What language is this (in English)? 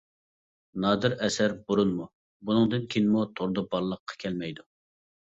Uyghur